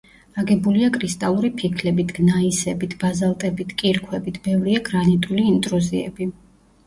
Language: Georgian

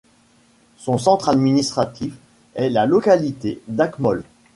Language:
French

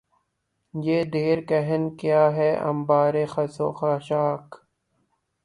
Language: Urdu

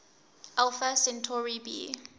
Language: English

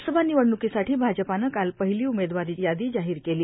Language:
Marathi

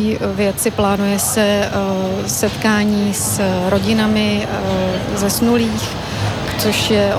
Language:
Czech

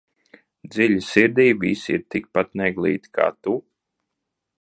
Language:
Latvian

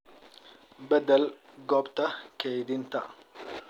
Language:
Somali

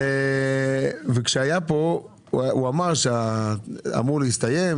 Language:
Hebrew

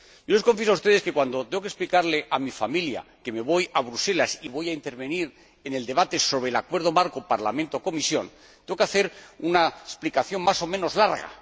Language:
Spanish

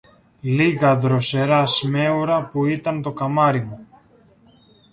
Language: Greek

